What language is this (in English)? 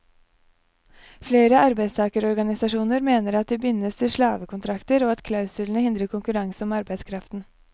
Norwegian